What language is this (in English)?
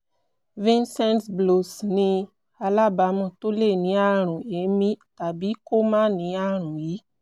Yoruba